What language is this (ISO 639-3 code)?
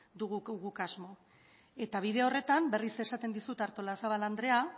eus